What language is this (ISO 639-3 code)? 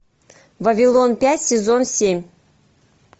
rus